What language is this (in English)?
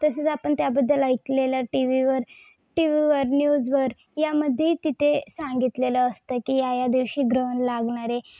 Marathi